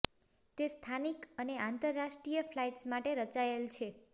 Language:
Gujarati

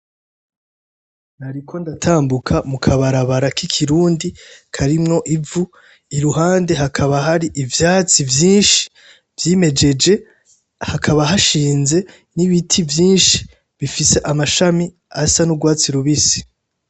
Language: Rundi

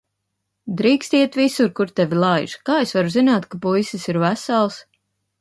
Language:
Latvian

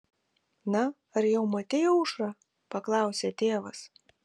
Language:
Lithuanian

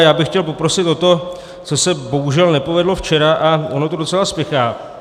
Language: Czech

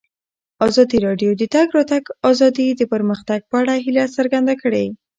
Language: Pashto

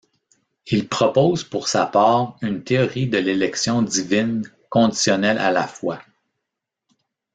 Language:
French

